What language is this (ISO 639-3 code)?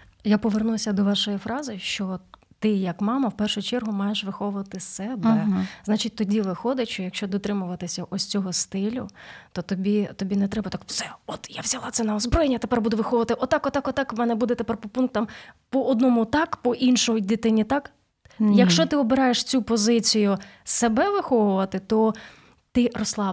ukr